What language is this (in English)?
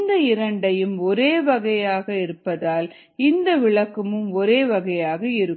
Tamil